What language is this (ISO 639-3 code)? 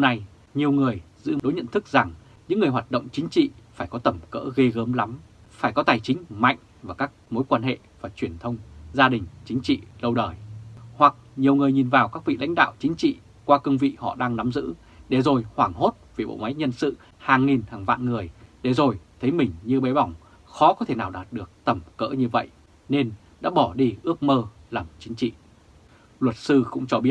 vie